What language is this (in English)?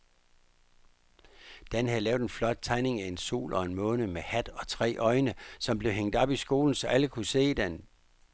Danish